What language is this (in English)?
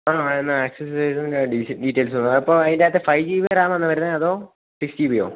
Malayalam